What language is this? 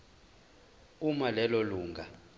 Zulu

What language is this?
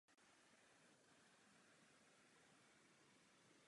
Czech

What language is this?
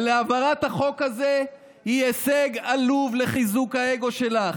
Hebrew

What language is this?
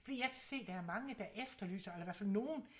Danish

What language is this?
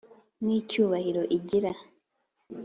Kinyarwanda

